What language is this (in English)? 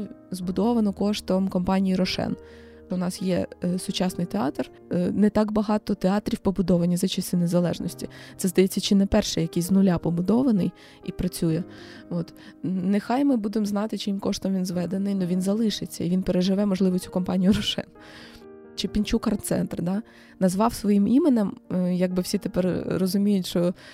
Ukrainian